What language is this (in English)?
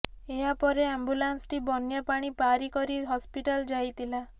Odia